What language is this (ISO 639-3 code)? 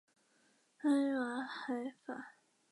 zho